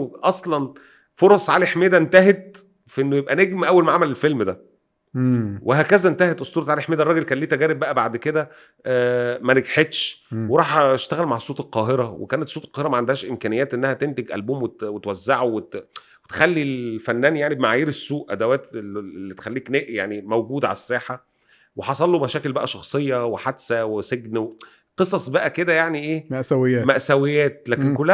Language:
Arabic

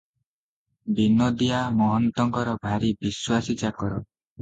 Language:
Odia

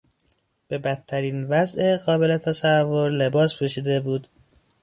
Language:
Persian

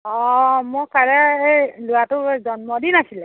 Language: Assamese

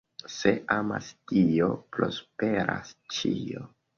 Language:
Esperanto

